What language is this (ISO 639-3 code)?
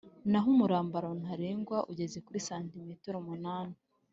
kin